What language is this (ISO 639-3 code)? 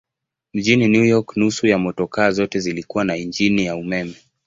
swa